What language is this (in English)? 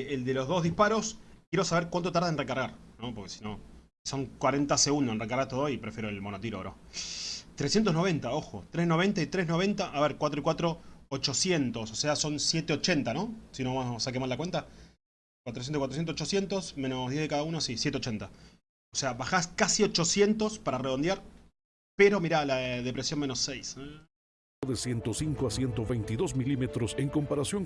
Spanish